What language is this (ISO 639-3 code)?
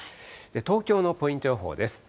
jpn